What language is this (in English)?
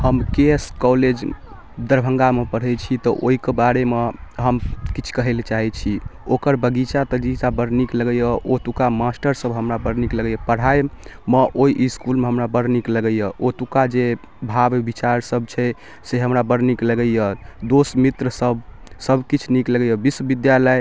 Maithili